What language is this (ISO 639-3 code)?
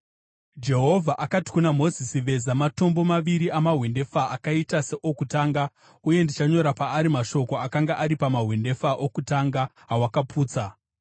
sna